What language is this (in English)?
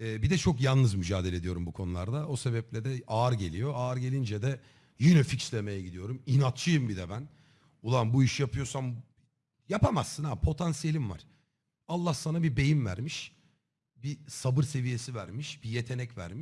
Turkish